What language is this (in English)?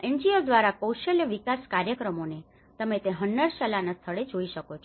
Gujarati